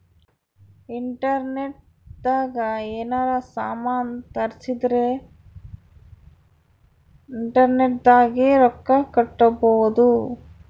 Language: Kannada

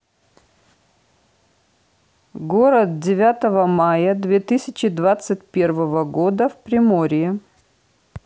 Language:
Russian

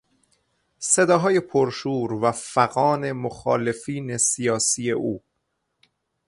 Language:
Persian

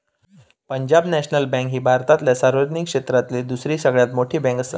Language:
Marathi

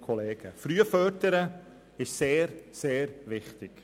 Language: Swiss German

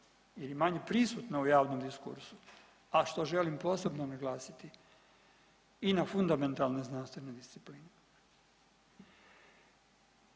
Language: Croatian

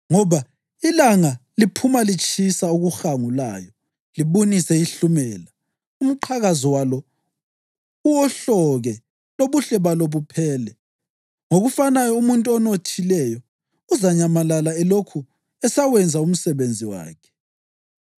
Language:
North Ndebele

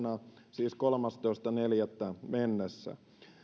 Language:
Finnish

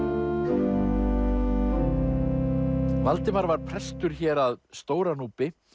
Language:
Icelandic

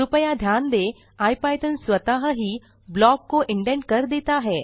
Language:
Hindi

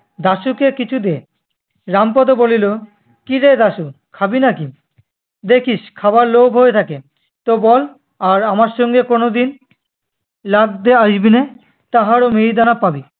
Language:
Bangla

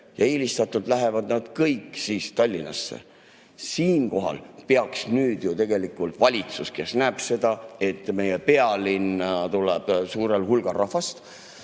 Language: Estonian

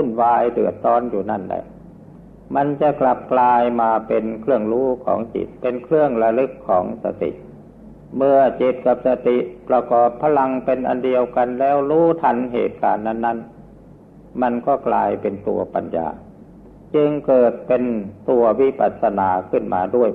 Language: Thai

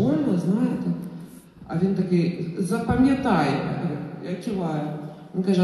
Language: Ukrainian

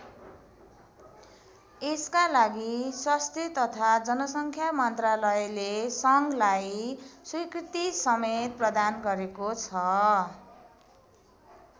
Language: Nepali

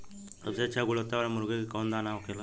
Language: Bhojpuri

